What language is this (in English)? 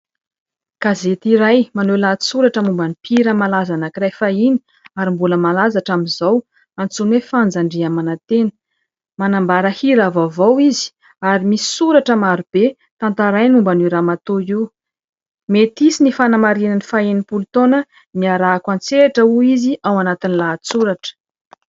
Malagasy